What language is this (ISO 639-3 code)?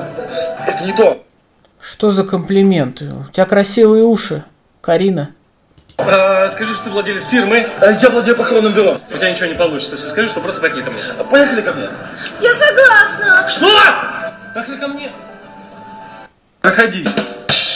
rus